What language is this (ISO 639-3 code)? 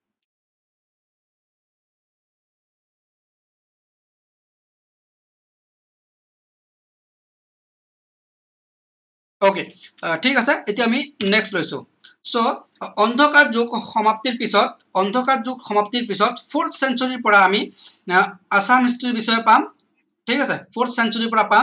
asm